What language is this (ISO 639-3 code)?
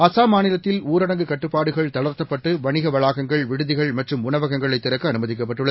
tam